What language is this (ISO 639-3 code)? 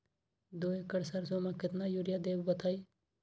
mag